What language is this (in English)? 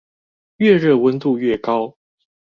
Chinese